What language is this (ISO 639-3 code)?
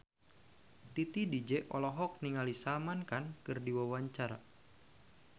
sun